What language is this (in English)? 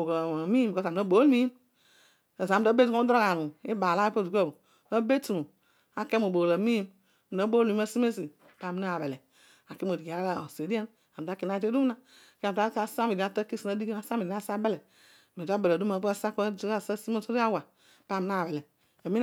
Odual